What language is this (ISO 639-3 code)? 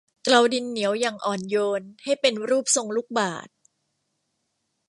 tha